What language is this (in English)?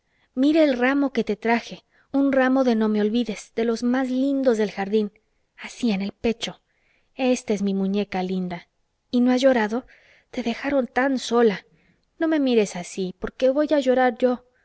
Spanish